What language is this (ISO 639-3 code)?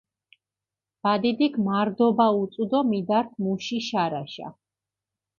xmf